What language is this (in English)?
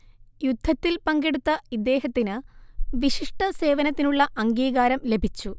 Malayalam